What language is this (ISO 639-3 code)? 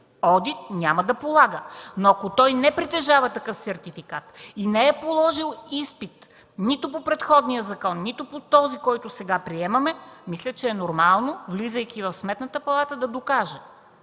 bul